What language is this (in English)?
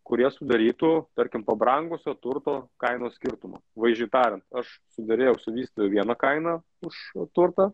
Lithuanian